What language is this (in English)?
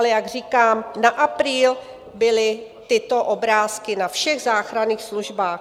Czech